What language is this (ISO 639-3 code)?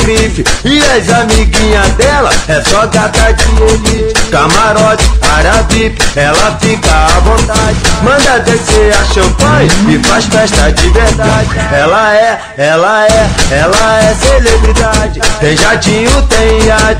por